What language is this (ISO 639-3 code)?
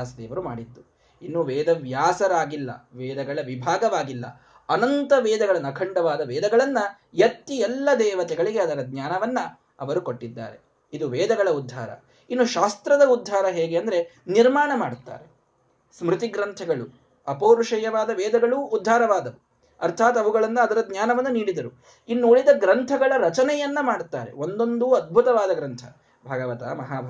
kan